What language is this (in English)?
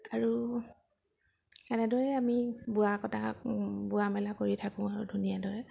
Assamese